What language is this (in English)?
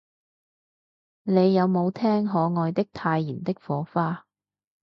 Cantonese